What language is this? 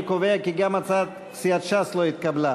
Hebrew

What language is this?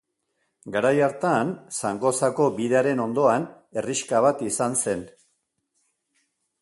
Basque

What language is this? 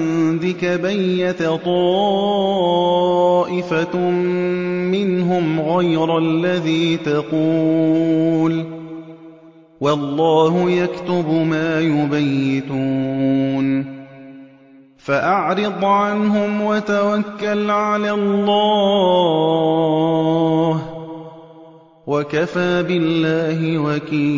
Arabic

